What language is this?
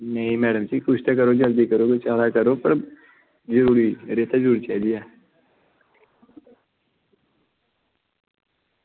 Dogri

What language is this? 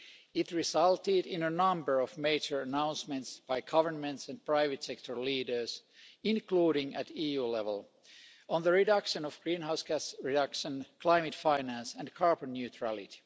English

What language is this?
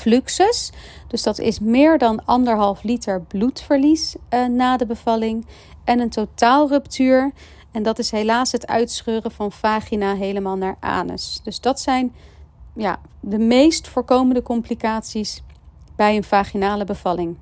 Dutch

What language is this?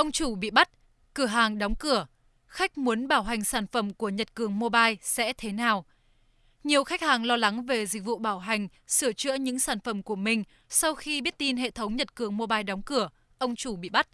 Vietnamese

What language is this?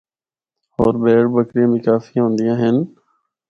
Northern Hindko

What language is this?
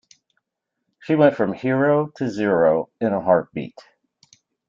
English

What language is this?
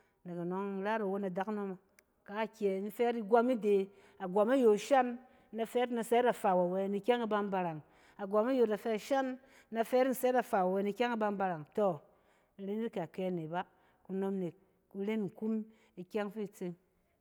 Cen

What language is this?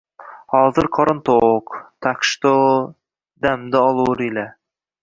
Uzbek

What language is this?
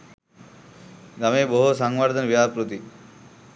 Sinhala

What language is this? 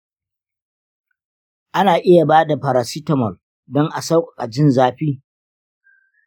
Hausa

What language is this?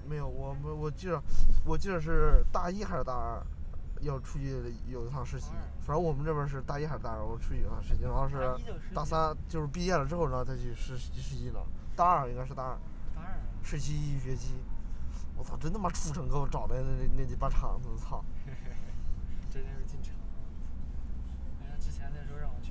Chinese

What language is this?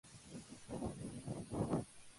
Spanish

